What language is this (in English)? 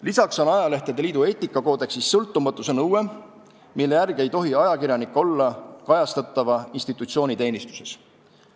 Estonian